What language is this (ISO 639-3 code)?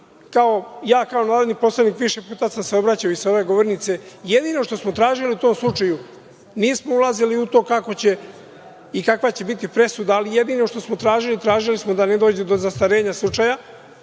srp